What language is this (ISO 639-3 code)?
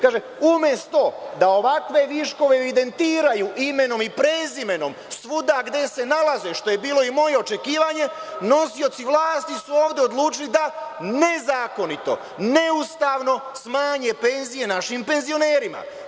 srp